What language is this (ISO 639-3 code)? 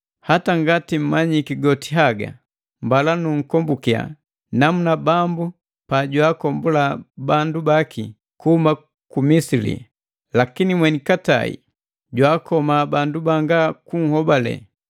mgv